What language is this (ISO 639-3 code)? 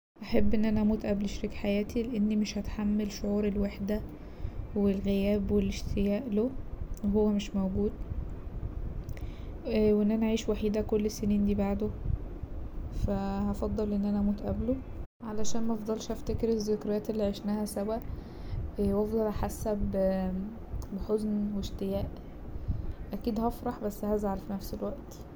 arz